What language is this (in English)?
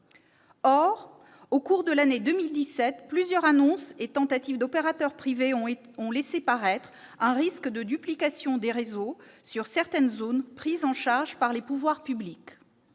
French